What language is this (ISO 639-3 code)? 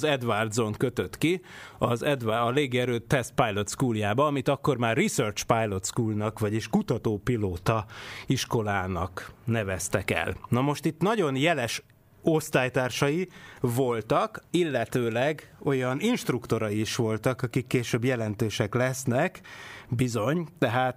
hun